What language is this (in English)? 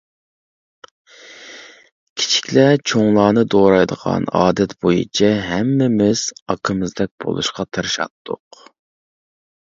Uyghur